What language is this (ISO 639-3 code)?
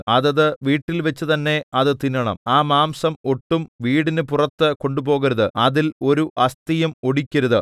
mal